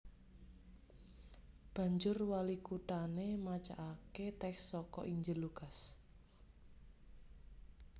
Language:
Javanese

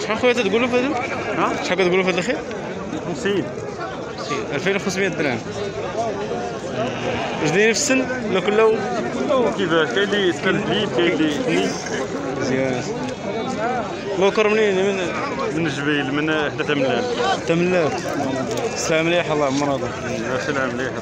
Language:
Arabic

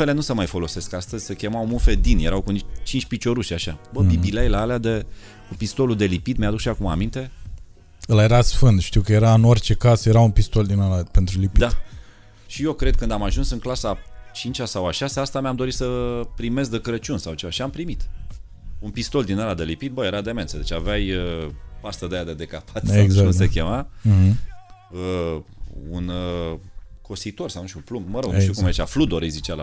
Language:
Romanian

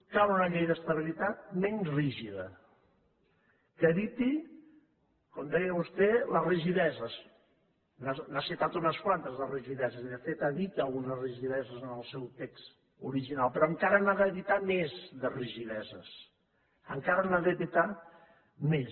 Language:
Catalan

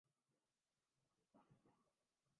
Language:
Urdu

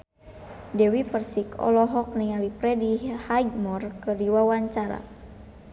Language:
Sundanese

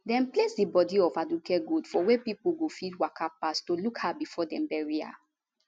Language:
Nigerian Pidgin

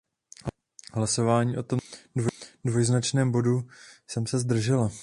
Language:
Czech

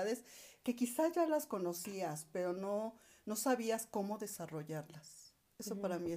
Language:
Spanish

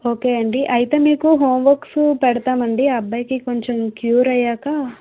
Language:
Telugu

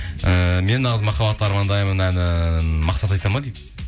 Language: Kazakh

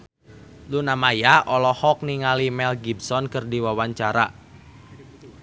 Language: Sundanese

